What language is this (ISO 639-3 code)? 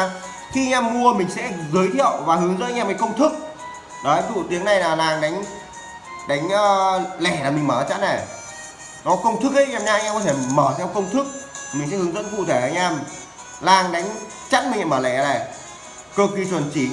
vie